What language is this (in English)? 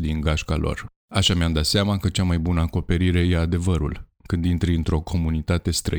Romanian